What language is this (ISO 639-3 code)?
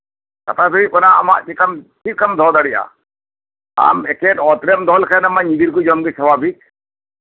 sat